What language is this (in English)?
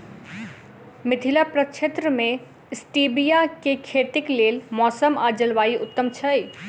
Maithili